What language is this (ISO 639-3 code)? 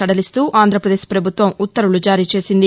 tel